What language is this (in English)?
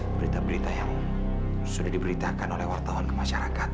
Indonesian